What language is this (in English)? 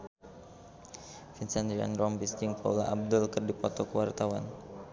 Sundanese